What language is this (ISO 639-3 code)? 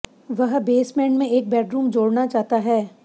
hin